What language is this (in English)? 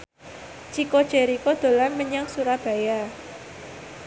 Javanese